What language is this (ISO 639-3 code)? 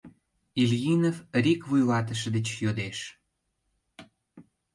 chm